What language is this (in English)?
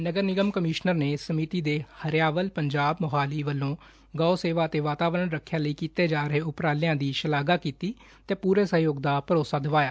Punjabi